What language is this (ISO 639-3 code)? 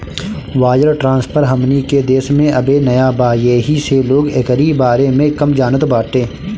bho